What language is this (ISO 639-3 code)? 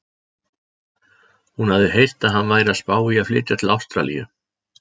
isl